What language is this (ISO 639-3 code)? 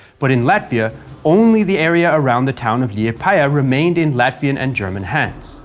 eng